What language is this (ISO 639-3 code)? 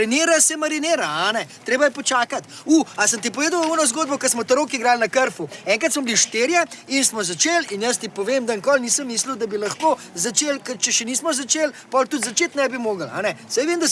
slv